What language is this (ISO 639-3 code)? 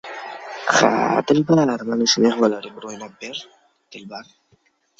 uzb